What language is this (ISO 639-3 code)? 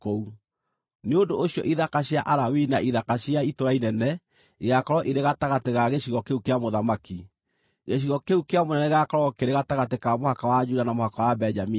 kik